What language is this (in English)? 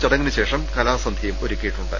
Malayalam